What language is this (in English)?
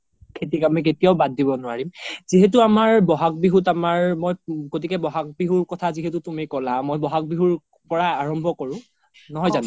Assamese